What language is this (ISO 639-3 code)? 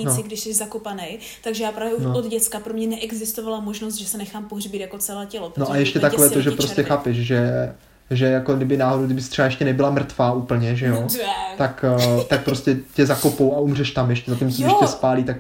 ces